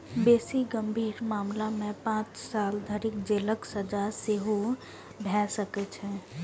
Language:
Maithili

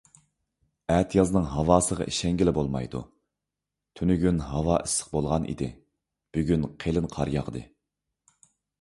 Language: Uyghur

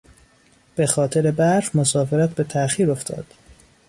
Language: Persian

